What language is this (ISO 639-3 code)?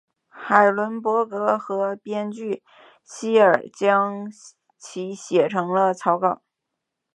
zho